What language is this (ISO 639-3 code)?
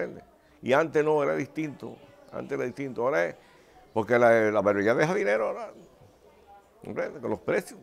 spa